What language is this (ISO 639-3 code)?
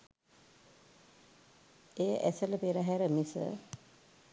sin